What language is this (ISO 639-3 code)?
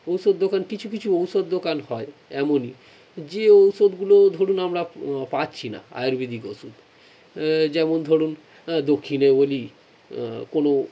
ben